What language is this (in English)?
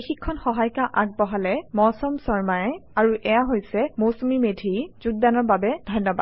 Assamese